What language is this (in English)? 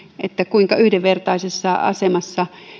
Finnish